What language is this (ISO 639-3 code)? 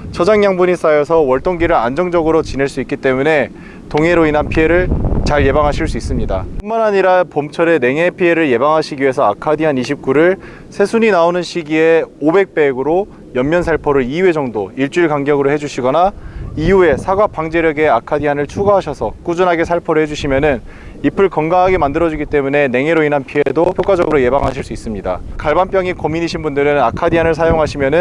kor